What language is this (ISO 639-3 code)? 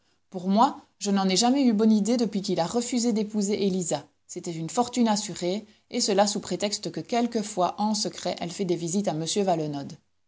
fra